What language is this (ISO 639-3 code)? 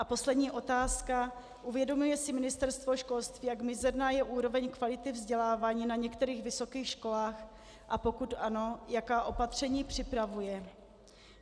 ces